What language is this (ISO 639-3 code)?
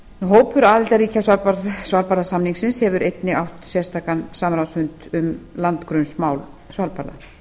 isl